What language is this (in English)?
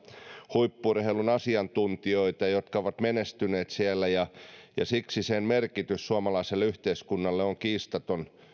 Finnish